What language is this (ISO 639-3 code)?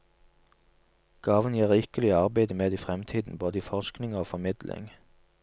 nor